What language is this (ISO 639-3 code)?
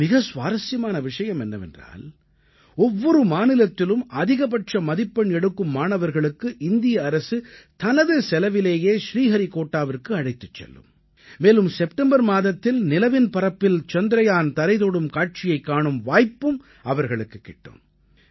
tam